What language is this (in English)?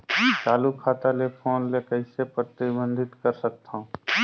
Chhattisgarhi